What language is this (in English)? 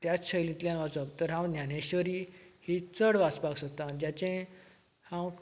Konkani